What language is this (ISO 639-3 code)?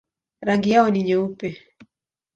swa